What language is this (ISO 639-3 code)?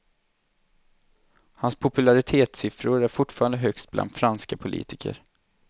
swe